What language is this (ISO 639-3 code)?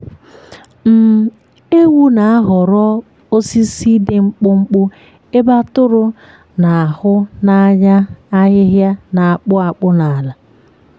ibo